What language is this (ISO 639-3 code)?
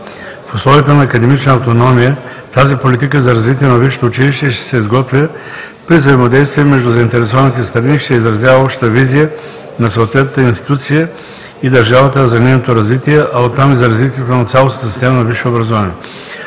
bul